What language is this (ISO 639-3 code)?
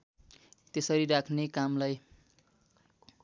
nep